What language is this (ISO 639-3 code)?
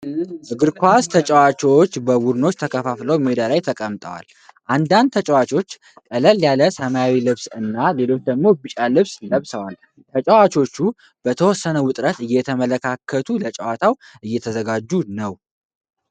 amh